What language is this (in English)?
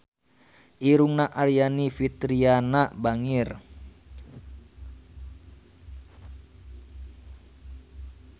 Sundanese